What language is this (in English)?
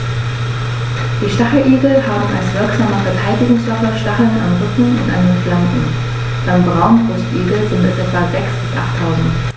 German